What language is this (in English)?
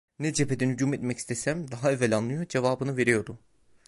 Turkish